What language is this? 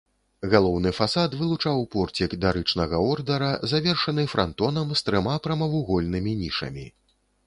Belarusian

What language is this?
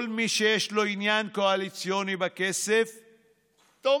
Hebrew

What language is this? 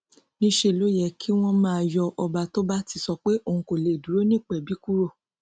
Yoruba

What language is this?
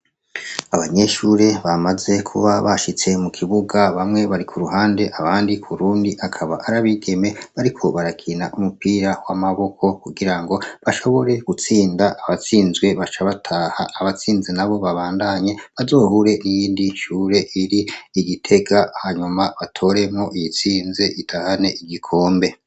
Rundi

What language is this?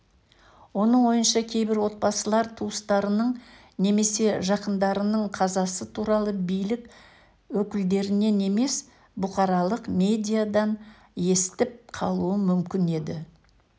Kazakh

